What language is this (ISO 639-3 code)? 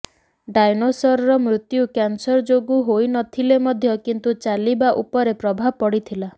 ori